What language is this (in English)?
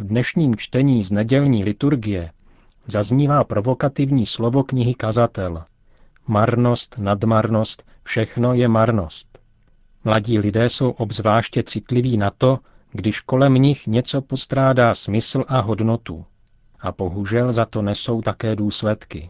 Czech